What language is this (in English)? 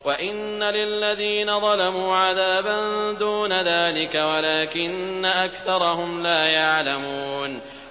Arabic